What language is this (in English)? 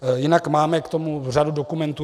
Czech